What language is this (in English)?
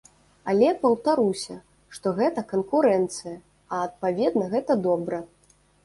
Belarusian